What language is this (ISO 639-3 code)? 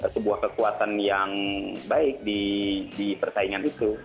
ind